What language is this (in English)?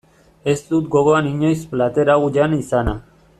Basque